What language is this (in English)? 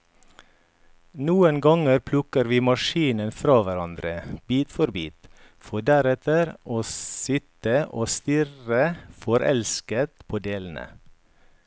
Norwegian